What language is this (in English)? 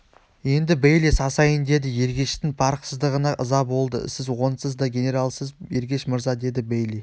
Kazakh